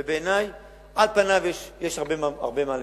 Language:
Hebrew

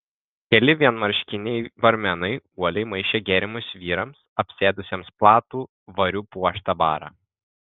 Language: Lithuanian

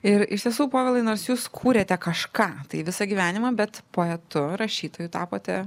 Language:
Lithuanian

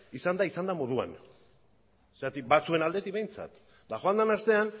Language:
Basque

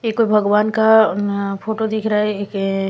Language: Hindi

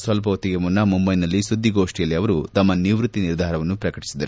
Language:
Kannada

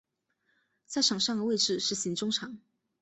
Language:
Chinese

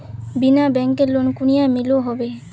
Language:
Magahi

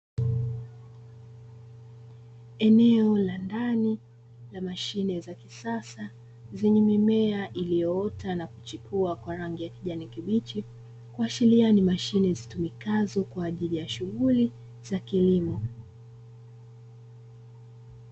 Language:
Swahili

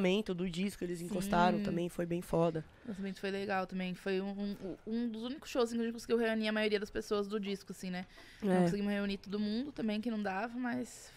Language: Portuguese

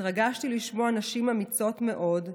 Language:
Hebrew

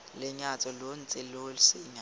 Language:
Tswana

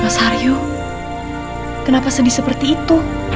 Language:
Indonesian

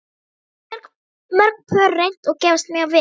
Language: Icelandic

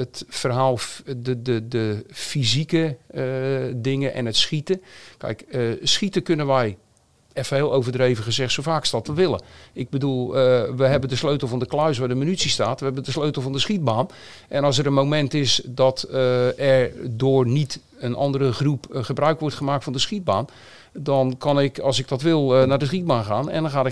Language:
Dutch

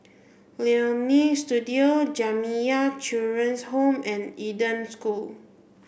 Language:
English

